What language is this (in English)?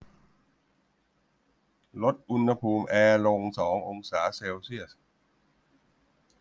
Thai